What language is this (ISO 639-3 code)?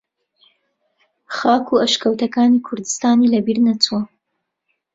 ckb